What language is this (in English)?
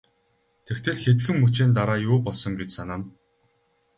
Mongolian